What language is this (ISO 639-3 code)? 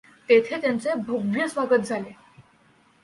mar